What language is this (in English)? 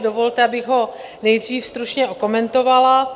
Czech